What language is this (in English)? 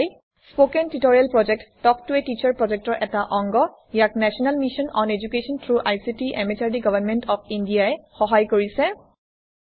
Assamese